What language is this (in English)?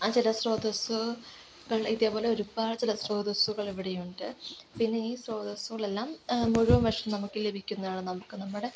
Malayalam